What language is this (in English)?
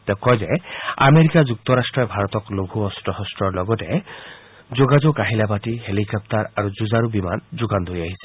Assamese